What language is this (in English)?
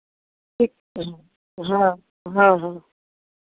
Maithili